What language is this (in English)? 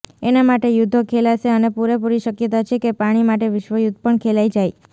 Gujarati